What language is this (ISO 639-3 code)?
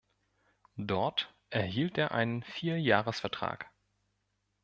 deu